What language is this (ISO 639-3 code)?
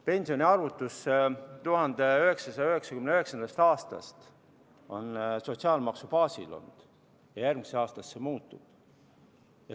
est